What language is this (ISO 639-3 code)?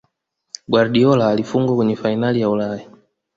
swa